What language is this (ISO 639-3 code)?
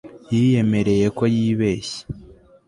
kin